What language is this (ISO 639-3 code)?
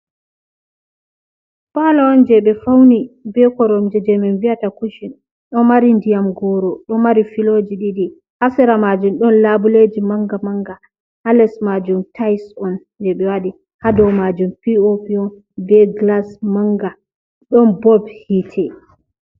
ful